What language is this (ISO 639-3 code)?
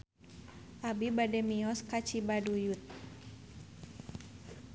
sun